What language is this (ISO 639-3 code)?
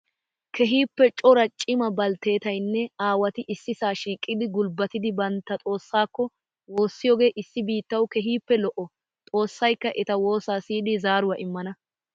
wal